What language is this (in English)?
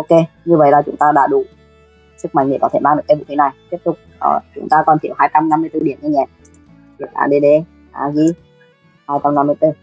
Vietnamese